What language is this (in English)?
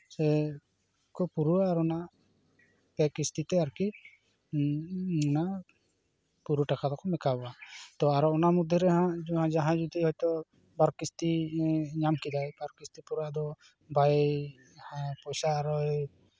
Santali